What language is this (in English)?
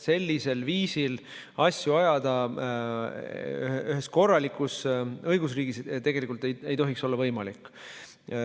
Estonian